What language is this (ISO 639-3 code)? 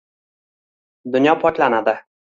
uzb